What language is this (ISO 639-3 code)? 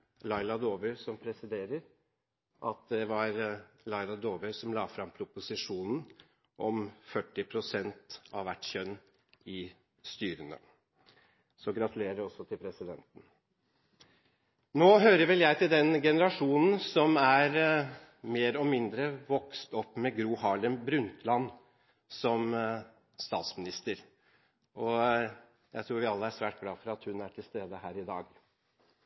nob